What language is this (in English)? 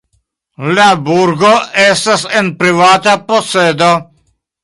Esperanto